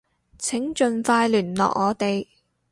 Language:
Cantonese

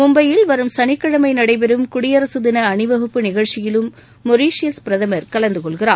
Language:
Tamil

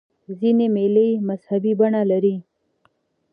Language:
Pashto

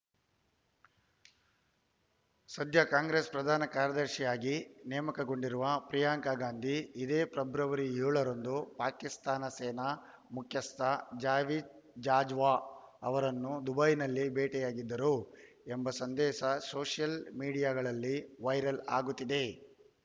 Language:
Kannada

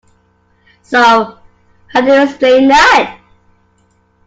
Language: English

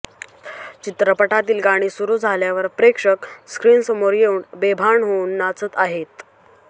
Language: Marathi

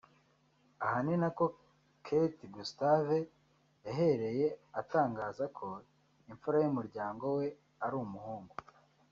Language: Kinyarwanda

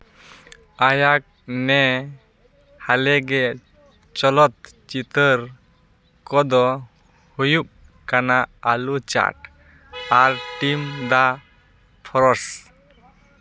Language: Santali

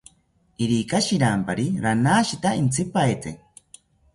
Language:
South Ucayali Ashéninka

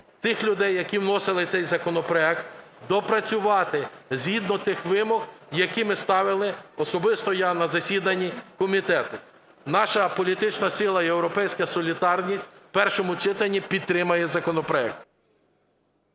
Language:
Ukrainian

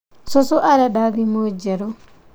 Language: Kikuyu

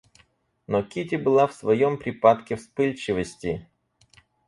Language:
Russian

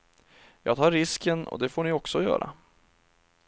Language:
Swedish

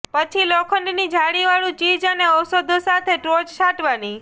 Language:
Gujarati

